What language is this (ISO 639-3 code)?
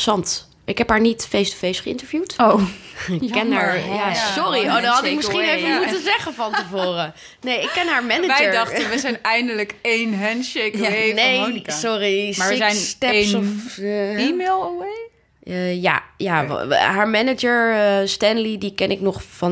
nld